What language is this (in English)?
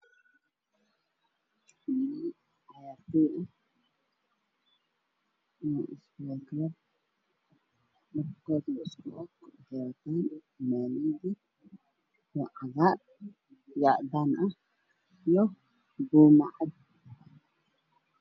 Somali